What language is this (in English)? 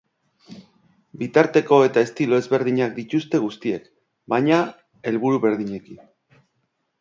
Basque